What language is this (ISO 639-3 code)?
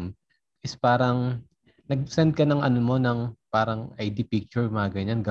fil